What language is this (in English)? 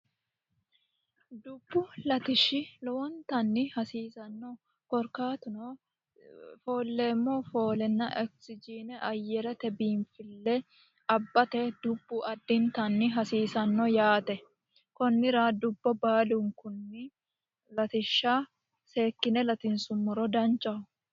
Sidamo